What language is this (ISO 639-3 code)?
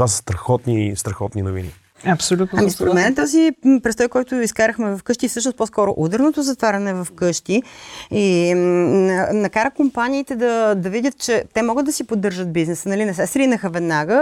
bul